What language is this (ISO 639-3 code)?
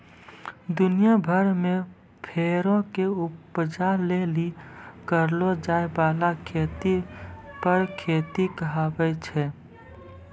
mai